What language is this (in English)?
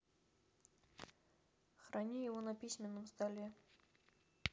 Russian